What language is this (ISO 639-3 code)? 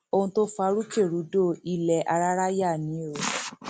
yor